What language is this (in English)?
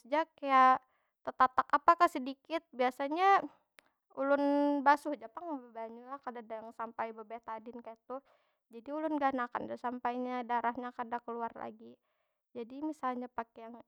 Banjar